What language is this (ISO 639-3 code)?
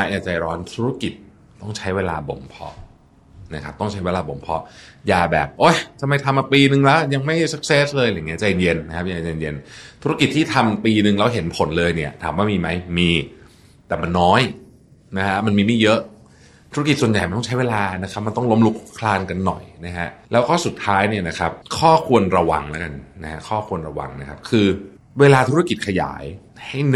tha